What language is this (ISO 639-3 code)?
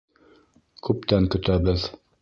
bak